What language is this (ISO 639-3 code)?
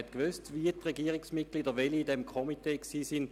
gsw